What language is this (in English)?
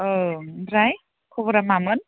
Bodo